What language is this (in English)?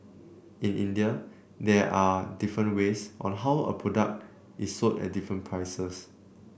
English